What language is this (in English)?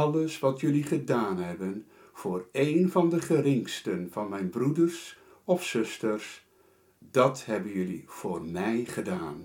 Dutch